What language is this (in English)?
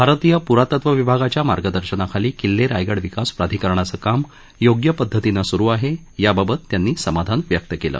Marathi